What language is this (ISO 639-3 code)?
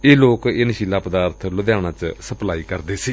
pan